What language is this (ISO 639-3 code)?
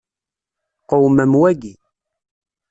kab